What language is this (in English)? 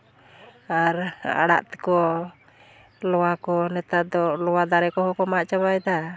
Santali